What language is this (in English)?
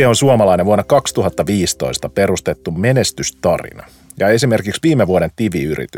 Finnish